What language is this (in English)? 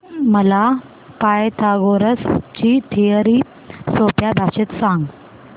Marathi